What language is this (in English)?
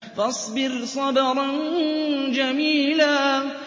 Arabic